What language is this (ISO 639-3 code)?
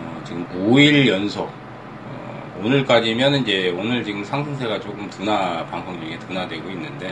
kor